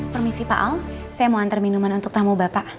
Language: Indonesian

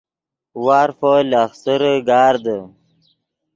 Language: Yidgha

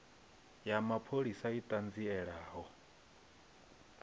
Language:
Venda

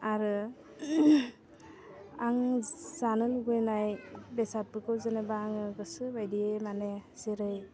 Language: Bodo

